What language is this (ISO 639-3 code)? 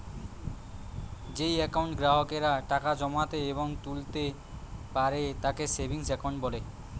ben